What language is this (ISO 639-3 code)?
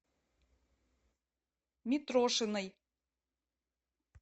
rus